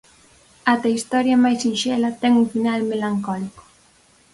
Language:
Galician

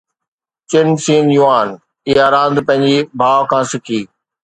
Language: Sindhi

